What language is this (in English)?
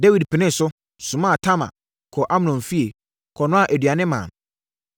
Akan